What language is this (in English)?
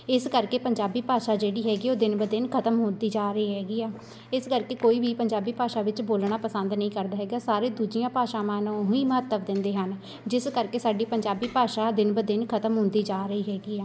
Punjabi